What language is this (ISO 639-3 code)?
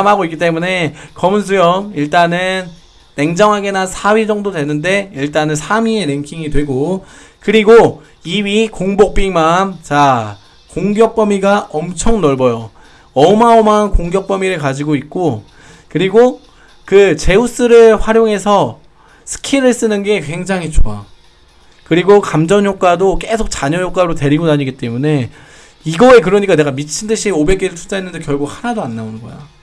kor